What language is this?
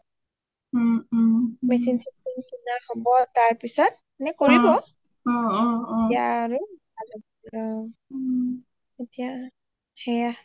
Assamese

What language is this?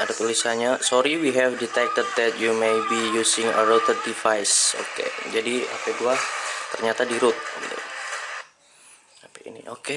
Indonesian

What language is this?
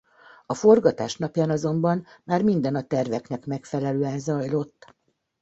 Hungarian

